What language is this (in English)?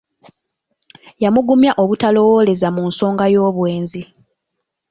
Ganda